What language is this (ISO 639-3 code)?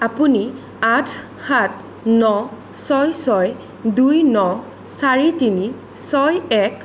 asm